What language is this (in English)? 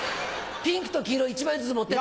Japanese